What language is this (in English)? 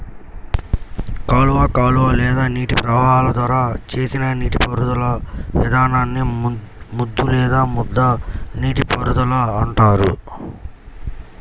Telugu